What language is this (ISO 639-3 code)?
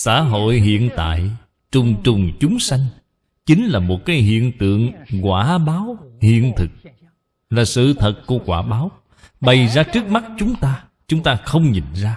vie